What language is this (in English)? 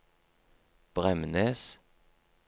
Norwegian